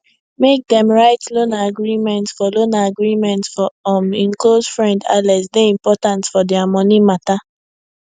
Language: Nigerian Pidgin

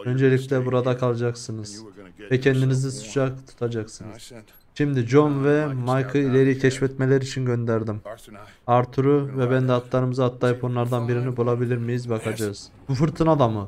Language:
Turkish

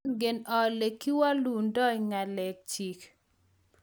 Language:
Kalenjin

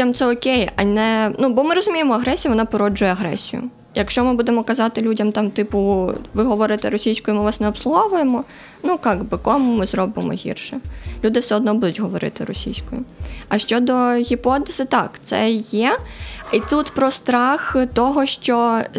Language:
Ukrainian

